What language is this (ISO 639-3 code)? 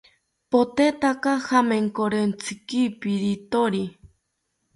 cpy